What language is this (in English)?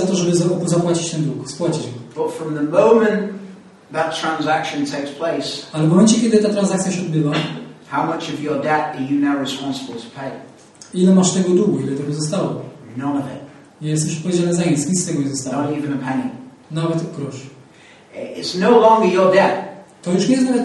Polish